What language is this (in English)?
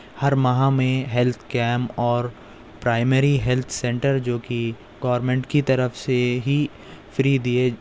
Urdu